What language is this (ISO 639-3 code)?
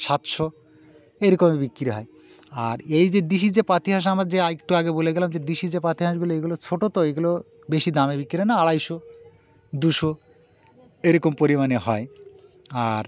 ben